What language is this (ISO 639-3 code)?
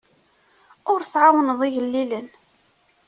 kab